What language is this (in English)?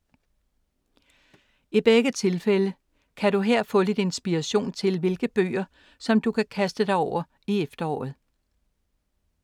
Danish